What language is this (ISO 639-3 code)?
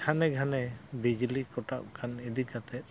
sat